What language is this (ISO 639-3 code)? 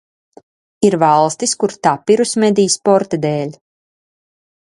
lav